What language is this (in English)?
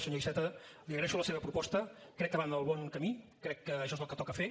Catalan